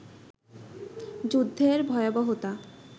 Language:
Bangla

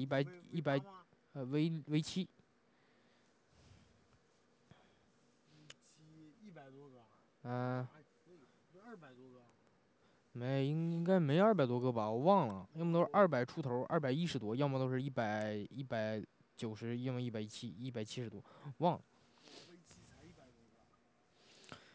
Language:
Chinese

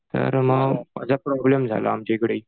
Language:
Marathi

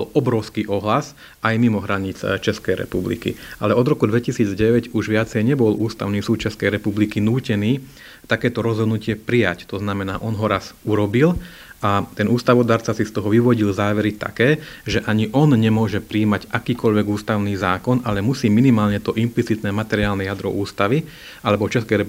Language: Slovak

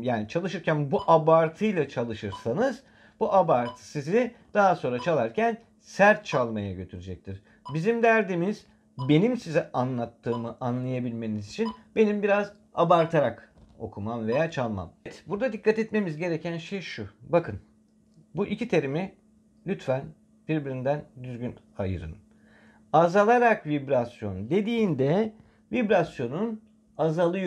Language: Turkish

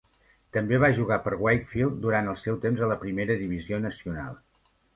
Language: Catalan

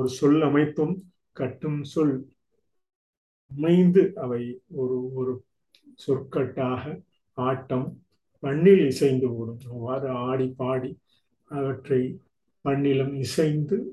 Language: Tamil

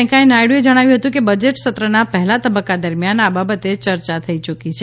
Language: Gujarati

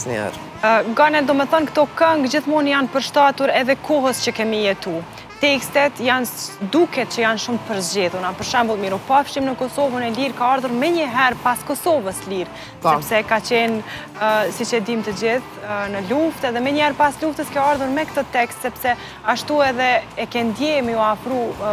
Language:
Romanian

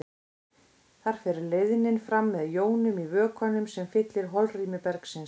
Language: Icelandic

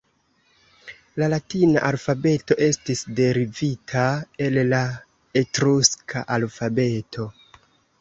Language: Esperanto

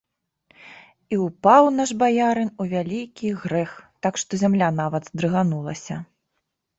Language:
Belarusian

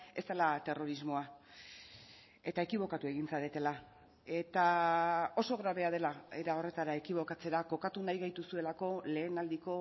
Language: Basque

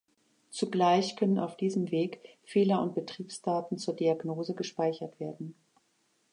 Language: German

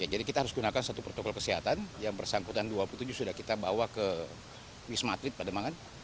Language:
Indonesian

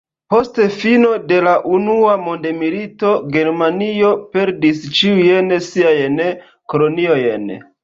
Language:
Esperanto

